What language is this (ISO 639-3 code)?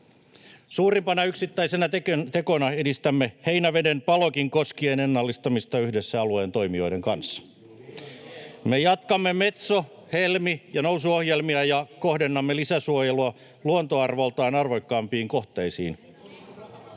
fin